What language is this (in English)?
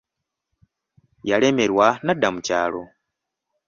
Ganda